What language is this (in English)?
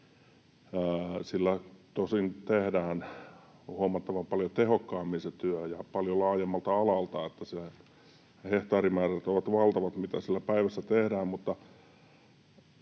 Finnish